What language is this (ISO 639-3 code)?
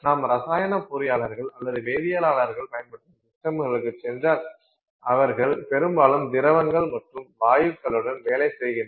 tam